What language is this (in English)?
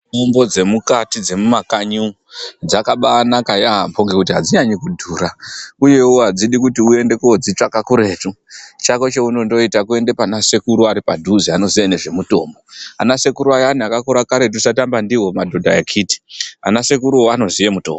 Ndau